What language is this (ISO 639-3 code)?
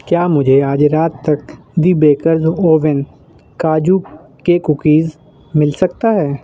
urd